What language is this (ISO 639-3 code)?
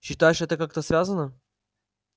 rus